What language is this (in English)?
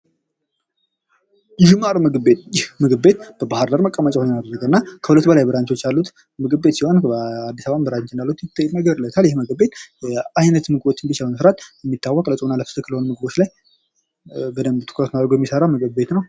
Amharic